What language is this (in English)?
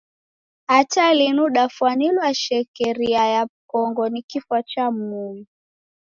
Taita